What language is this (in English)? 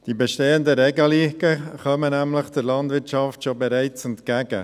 Swiss German